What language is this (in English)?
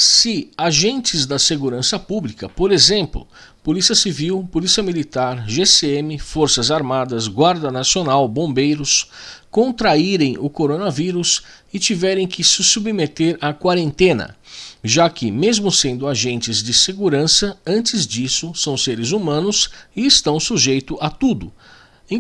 Portuguese